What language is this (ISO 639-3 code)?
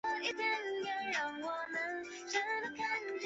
zho